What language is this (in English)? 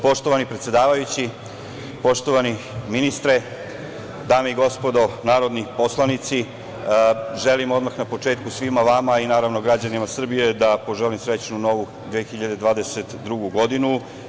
Serbian